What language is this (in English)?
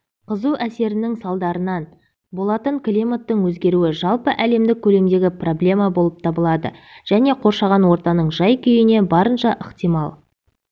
Kazakh